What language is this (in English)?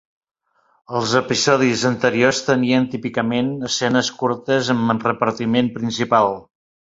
Catalan